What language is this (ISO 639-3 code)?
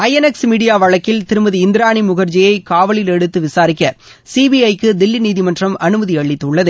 tam